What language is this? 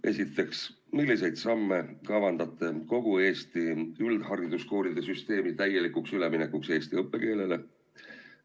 Estonian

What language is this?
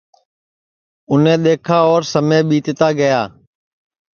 Sansi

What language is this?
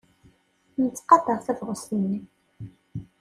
Kabyle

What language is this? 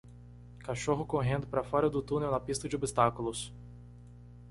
Portuguese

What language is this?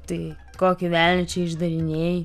Lithuanian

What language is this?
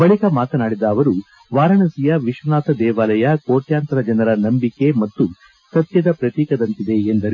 Kannada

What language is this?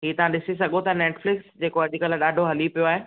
Sindhi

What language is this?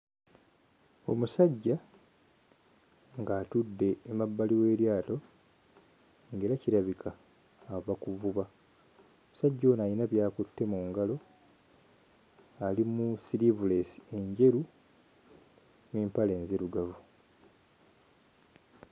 Ganda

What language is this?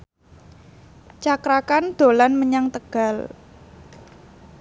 Javanese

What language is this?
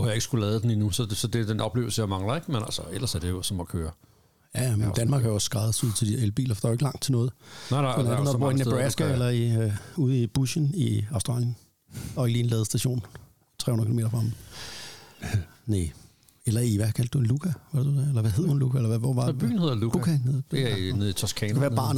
Danish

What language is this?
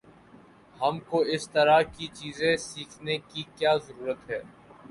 Urdu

